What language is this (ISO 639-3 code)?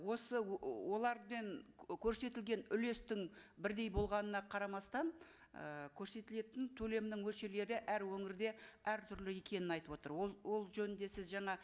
kaz